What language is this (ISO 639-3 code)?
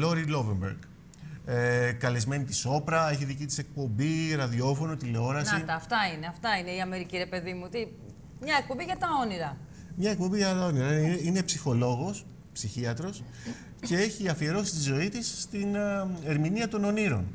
ell